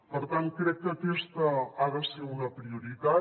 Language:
Catalan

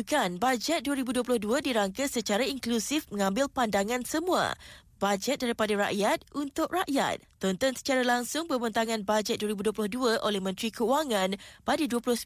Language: Malay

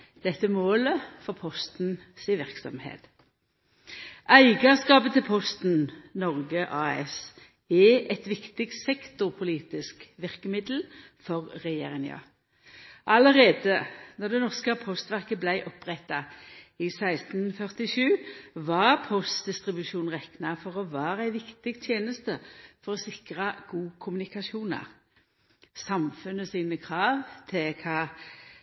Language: Norwegian Nynorsk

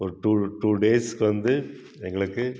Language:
Tamil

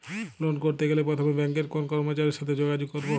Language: Bangla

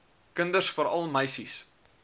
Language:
Afrikaans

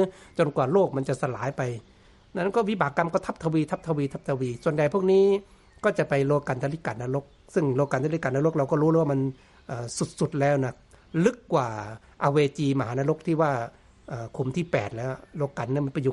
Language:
Thai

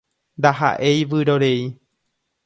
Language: Guarani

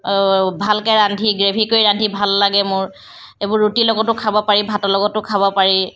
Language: Assamese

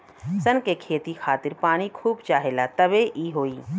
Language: Bhojpuri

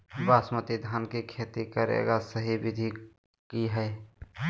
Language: Magahi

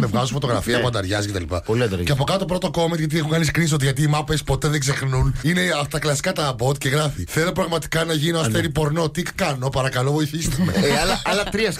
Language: Greek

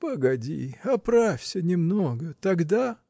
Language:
Russian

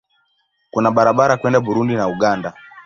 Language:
Swahili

